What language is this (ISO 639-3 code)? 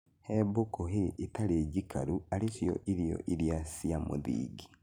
kik